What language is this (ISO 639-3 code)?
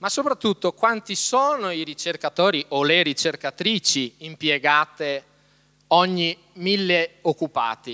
ita